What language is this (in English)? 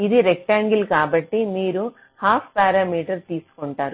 Telugu